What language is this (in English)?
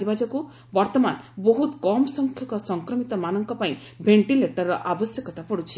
Odia